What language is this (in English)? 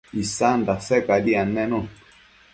Matsés